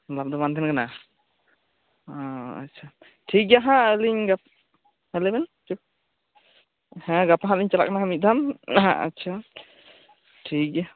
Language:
Santali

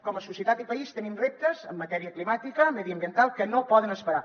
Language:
Catalan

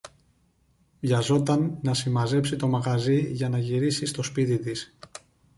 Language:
Greek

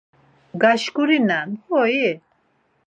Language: Laz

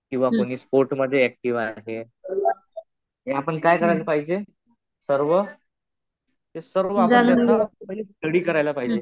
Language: Marathi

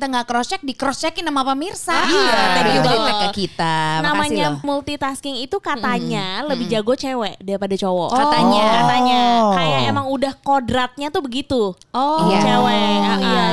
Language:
Indonesian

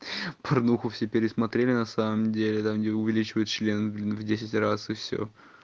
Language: Russian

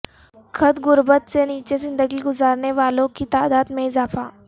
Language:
Urdu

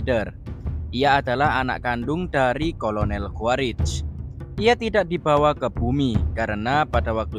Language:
Indonesian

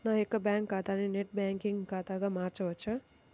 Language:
Telugu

